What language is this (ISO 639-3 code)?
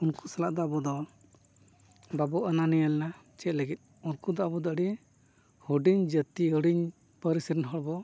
sat